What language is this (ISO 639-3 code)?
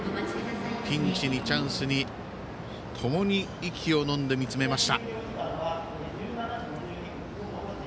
jpn